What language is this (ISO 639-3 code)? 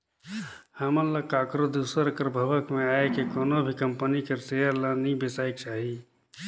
hne